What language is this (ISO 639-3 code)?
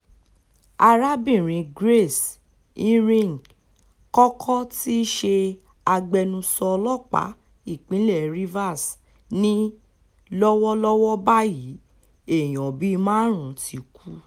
yor